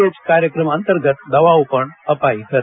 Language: Gujarati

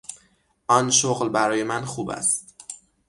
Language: Persian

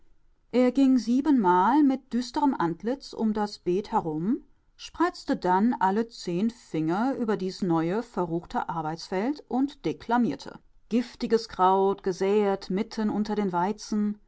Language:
German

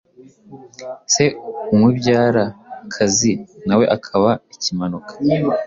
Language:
Kinyarwanda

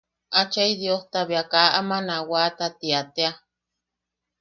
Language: Yaqui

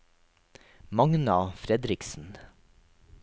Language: Norwegian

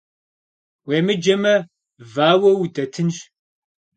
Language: Kabardian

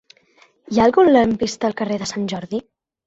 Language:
Catalan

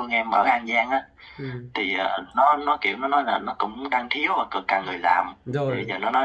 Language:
Vietnamese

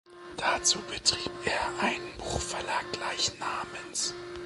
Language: German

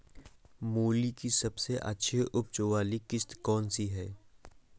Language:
Hindi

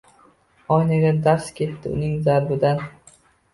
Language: Uzbek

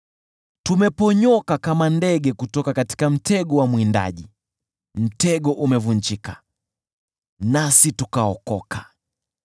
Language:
Swahili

